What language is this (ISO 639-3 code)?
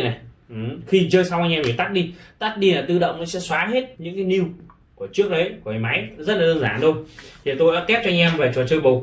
vie